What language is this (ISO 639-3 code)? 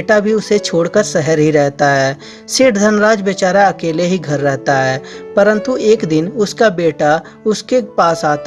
hin